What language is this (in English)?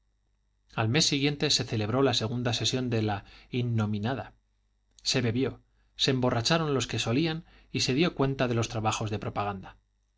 Spanish